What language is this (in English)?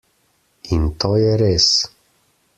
Slovenian